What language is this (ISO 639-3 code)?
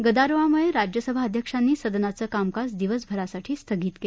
mar